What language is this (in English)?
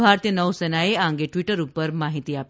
Gujarati